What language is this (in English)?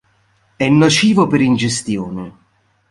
Italian